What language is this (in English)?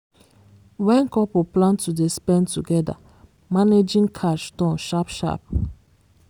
Nigerian Pidgin